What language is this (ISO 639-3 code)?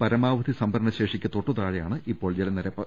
mal